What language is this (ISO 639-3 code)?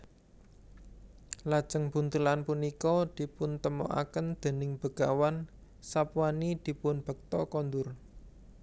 jav